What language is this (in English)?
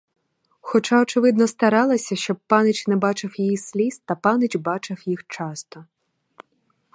Ukrainian